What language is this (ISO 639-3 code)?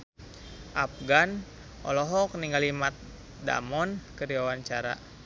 sun